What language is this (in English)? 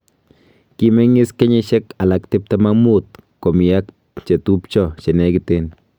Kalenjin